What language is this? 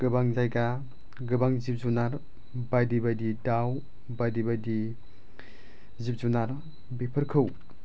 Bodo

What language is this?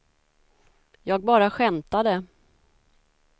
Swedish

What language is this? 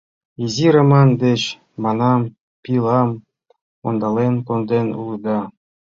Mari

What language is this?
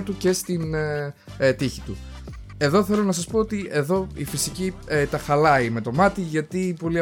Greek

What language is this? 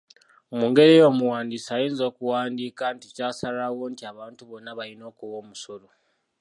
Ganda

